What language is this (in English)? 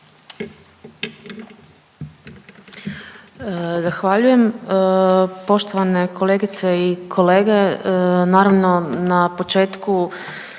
Croatian